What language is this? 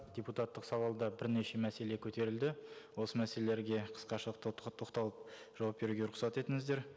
Kazakh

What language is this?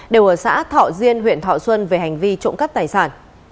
Vietnamese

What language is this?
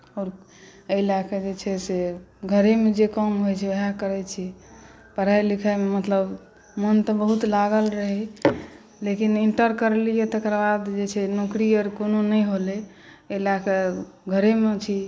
Maithili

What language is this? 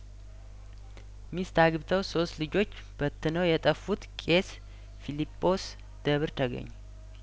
Amharic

